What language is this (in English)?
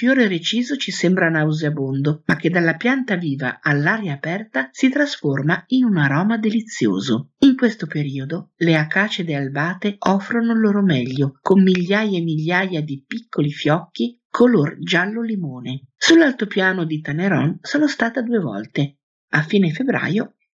Italian